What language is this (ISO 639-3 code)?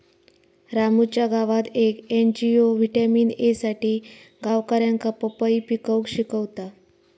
mar